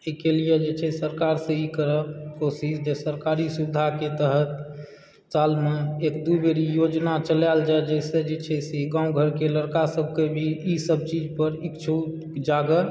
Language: Maithili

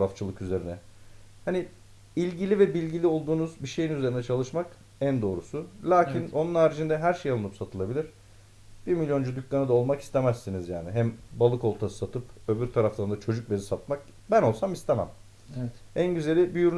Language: Turkish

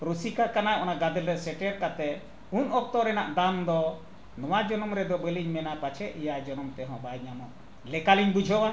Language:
Santali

